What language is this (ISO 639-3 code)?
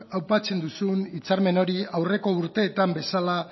eus